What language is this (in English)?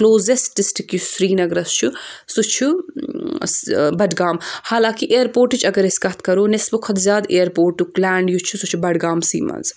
Kashmiri